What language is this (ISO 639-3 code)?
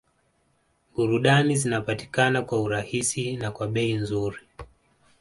swa